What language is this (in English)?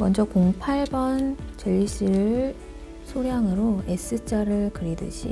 Korean